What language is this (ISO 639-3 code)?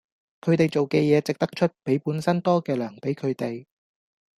yue